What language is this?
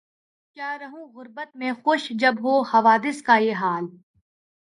Urdu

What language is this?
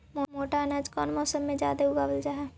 Magahi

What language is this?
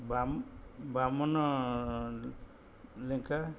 Odia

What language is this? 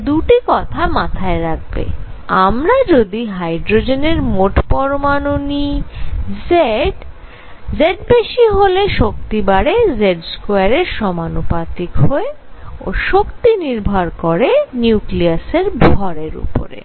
Bangla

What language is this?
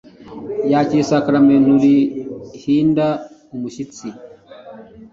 Kinyarwanda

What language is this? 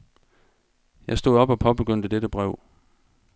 Danish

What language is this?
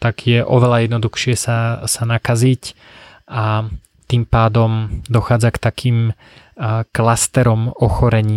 Slovak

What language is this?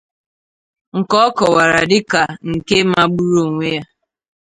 Igbo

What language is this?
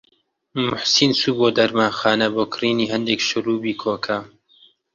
Central Kurdish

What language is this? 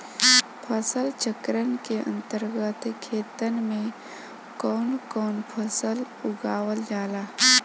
Bhojpuri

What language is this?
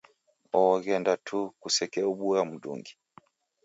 Taita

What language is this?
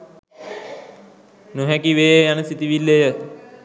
Sinhala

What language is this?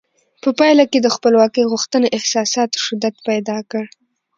Pashto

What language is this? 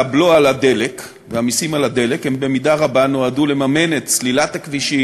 Hebrew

